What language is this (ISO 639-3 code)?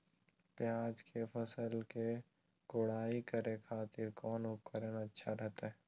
mag